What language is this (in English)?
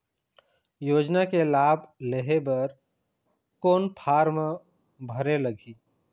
Chhattisgarhi